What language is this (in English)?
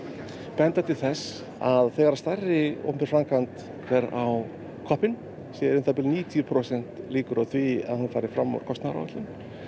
Icelandic